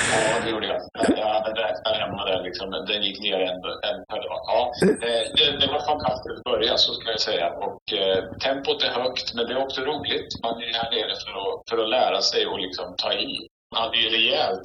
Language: Swedish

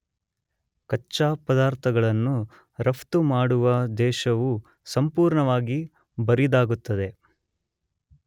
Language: Kannada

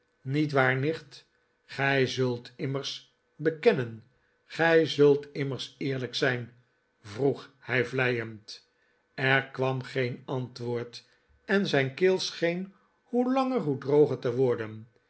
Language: Dutch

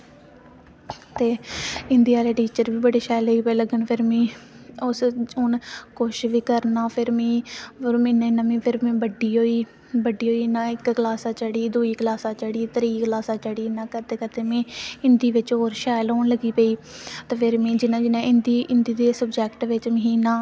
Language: Dogri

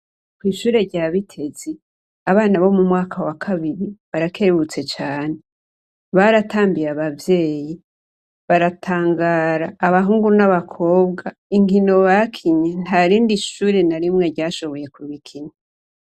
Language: Rundi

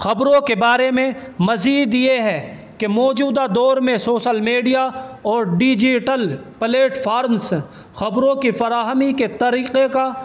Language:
Urdu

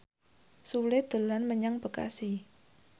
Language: Javanese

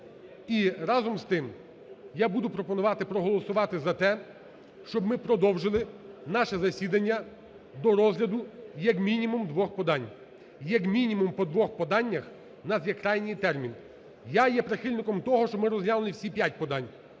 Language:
Ukrainian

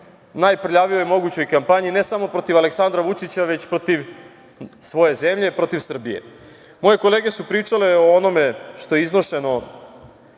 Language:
Serbian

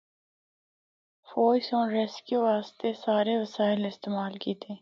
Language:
Northern Hindko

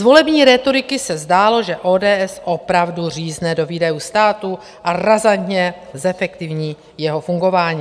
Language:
Czech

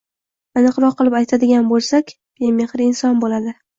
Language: Uzbek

